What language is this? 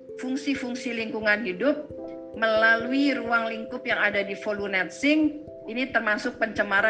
Indonesian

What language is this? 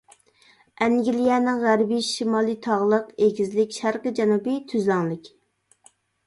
Uyghur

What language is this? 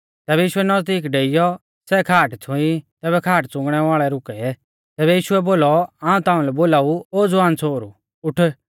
Mahasu Pahari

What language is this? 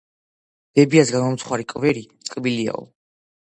Georgian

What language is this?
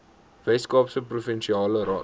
Afrikaans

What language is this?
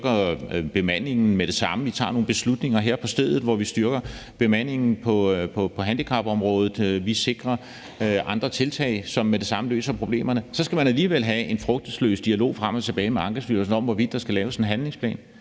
Danish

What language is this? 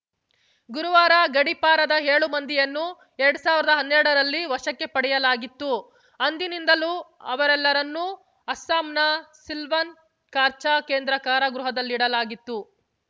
Kannada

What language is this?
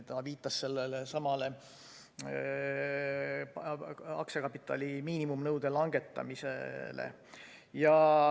Estonian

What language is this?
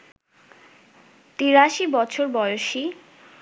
Bangla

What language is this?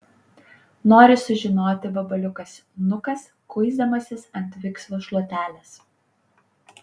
Lithuanian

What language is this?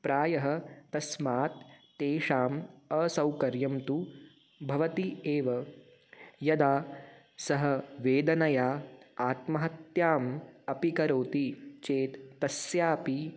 Sanskrit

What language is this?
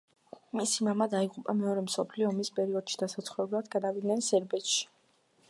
Georgian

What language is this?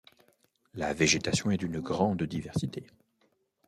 French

